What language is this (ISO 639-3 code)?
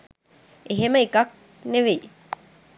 sin